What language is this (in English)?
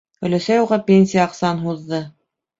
Bashkir